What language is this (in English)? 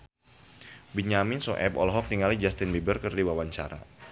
Sundanese